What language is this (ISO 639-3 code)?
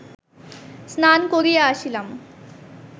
ben